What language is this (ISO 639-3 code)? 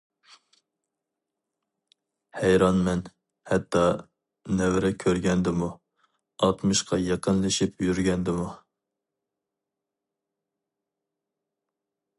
uig